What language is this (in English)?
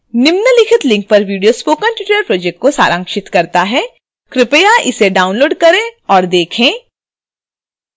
Hindi